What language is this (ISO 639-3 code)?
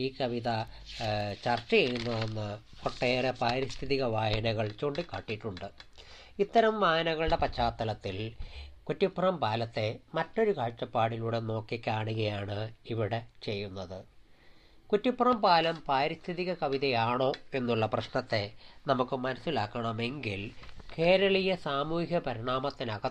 mal